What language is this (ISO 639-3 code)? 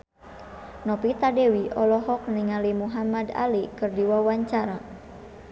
sun